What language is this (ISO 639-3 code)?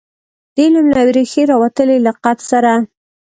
pus